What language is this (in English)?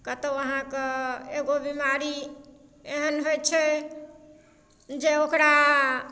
Maithili